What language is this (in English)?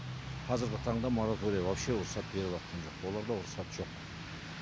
Kazakh